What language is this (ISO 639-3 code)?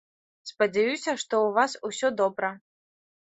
bel